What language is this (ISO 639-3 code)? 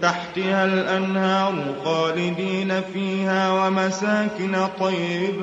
ara